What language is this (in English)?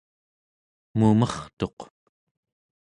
Central Yupik